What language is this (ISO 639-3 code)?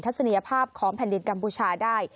tha